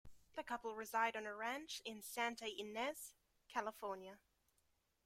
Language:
English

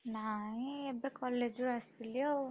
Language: Odia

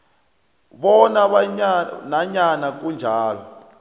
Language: South Ndebele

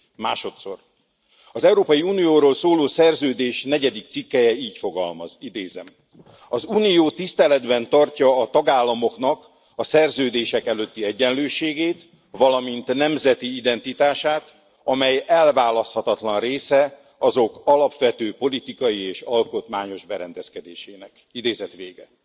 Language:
Hungarian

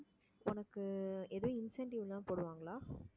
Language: Tamil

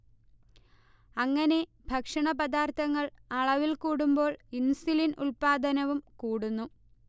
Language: Malayalam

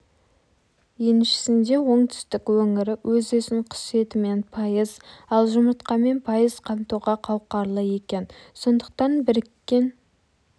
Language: Kazakh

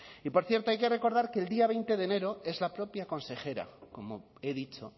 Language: Spanish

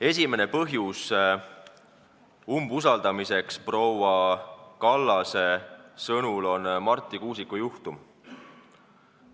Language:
Estonian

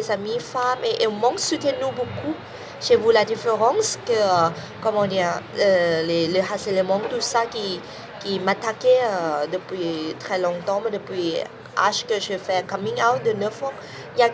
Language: French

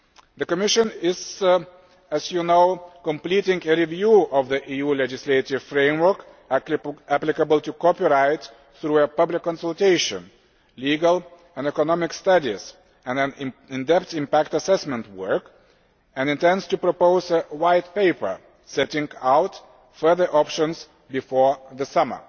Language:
English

